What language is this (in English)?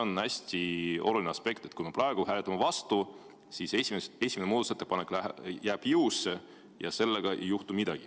Estonian